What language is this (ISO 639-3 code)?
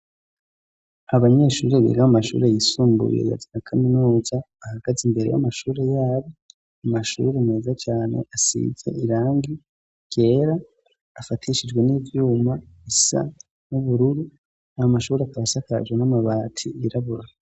run